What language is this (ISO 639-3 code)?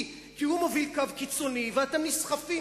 heb